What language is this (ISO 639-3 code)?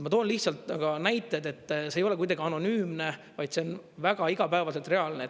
est